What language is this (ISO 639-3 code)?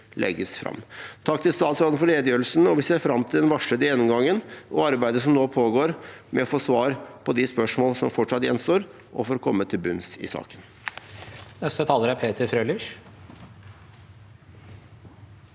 nor